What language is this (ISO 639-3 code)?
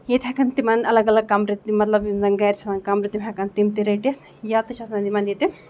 kas